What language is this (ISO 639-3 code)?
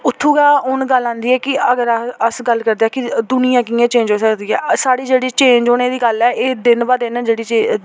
doi